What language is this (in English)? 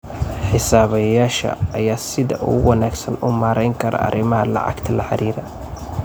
Somali